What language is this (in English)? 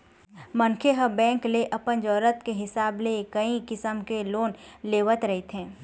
Chhattisgarhi